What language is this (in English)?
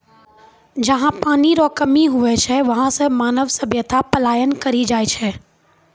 Maithili